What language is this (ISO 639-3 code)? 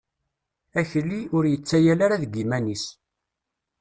kab